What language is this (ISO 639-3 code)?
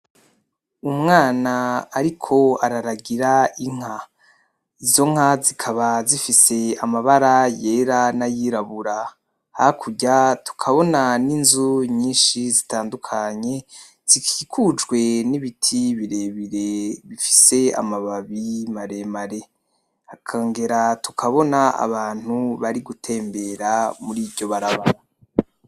run